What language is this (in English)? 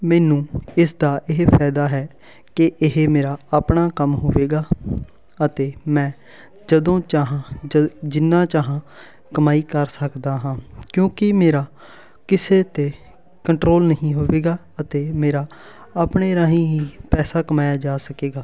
Punjabi